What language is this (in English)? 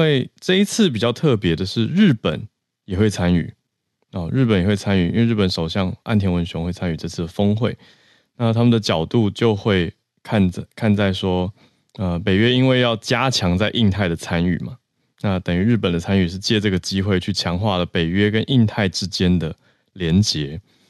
Chinese